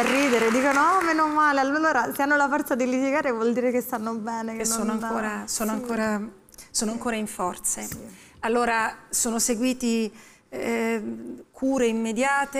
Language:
Italian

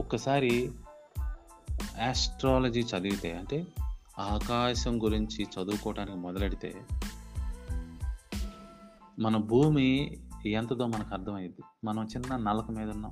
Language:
Telugu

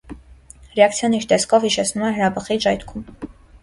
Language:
Armenian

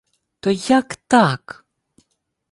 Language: Ukrainian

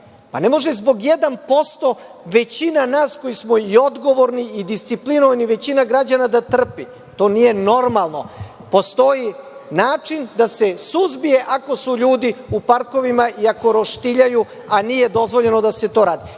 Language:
Serbian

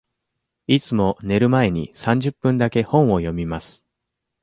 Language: Japanese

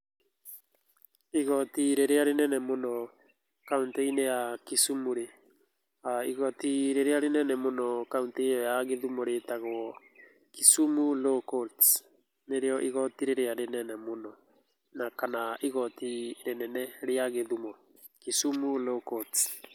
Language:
Kikuyu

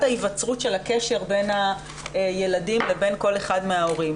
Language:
Hebrew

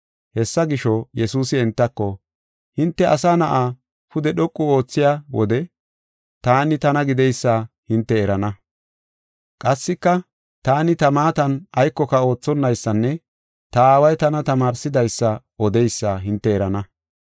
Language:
Gofa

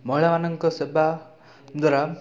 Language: Odia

